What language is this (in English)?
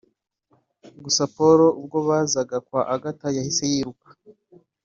Kinyarwanda